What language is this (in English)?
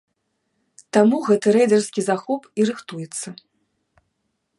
Belarusian